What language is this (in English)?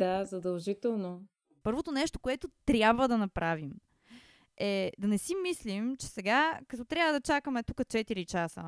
Bulgarian